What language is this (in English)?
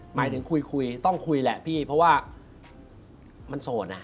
Thai